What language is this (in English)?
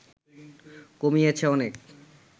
Bangla